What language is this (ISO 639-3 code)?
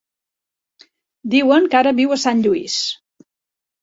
cat